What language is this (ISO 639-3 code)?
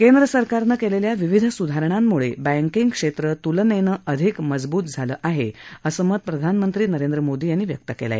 mar